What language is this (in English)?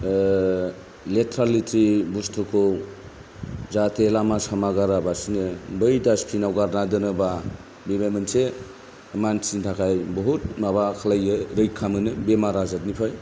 Bodo